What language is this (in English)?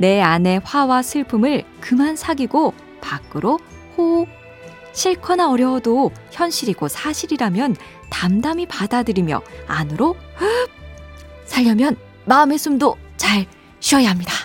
Korean